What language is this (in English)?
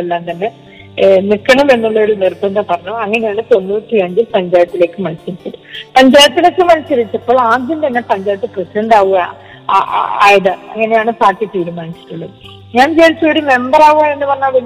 Malayalam